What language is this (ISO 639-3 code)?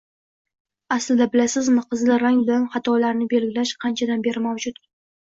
uzb